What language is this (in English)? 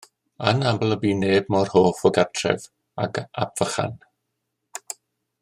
Welsh